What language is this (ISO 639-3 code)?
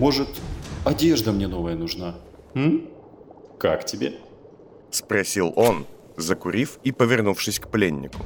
rus